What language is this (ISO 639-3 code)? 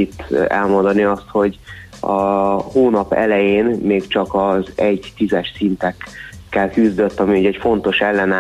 hun